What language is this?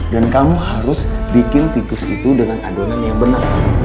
Indonesian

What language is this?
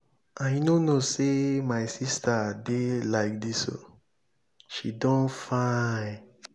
Nigerian Pidgin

